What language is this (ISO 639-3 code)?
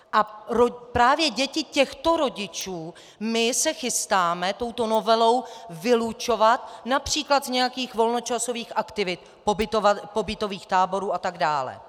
ces